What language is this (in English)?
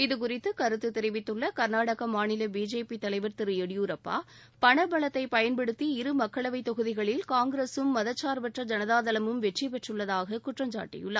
Tamil